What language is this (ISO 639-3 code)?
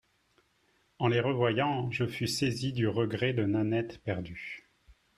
fra